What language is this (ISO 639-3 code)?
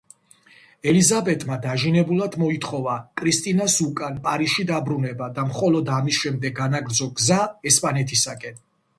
kat